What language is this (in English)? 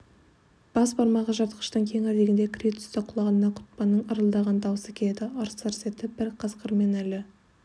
Kazakh